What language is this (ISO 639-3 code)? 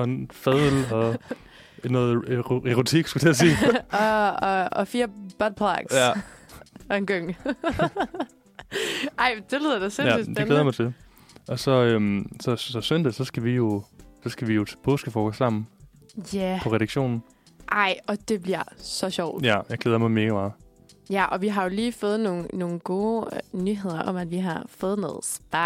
dan